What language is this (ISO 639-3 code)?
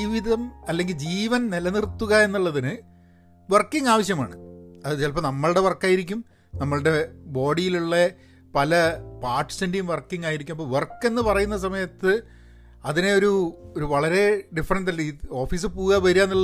mal